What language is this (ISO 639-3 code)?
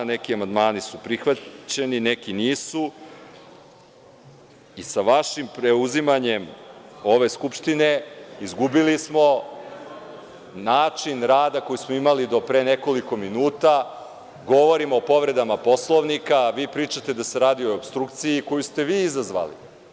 srp